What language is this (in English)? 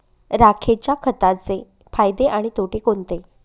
Marathi